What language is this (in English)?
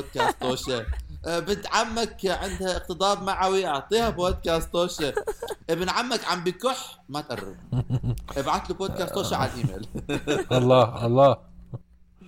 Arabic